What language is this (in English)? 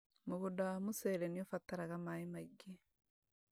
Kikuyu